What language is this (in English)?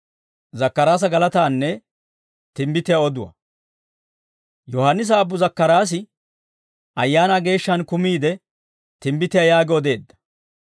Dawro